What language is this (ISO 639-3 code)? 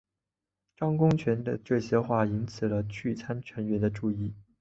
zho